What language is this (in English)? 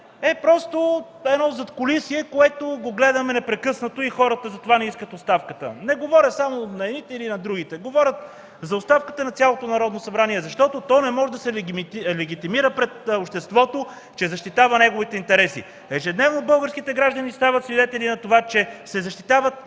Bulgarian